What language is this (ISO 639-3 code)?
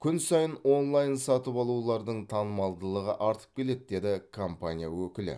kaz